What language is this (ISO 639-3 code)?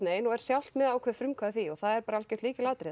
isl